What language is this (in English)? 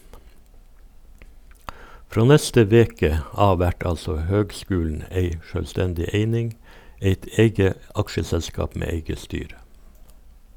Norwegian